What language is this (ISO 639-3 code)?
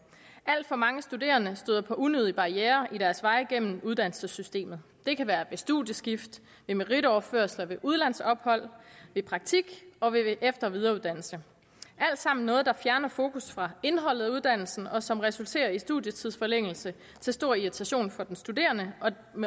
dan